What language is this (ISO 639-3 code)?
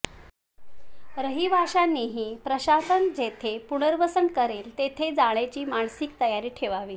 mar